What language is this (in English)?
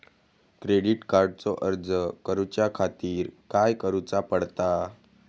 Marathi